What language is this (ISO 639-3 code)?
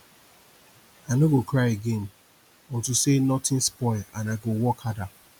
pcm